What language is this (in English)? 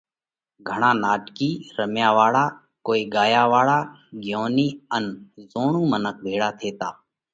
Parkari Koli